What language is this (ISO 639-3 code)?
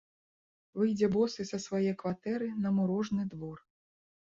bel